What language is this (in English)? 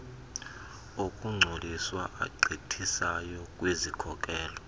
Xhosa